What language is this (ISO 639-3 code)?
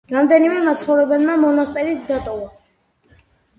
kat